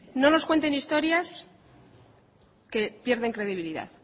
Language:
Spanish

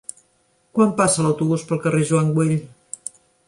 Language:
Catalan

